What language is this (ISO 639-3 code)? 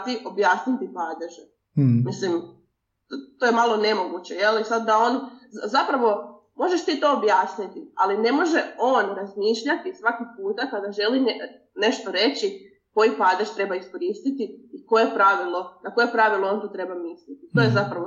hrv